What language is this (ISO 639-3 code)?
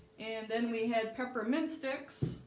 eng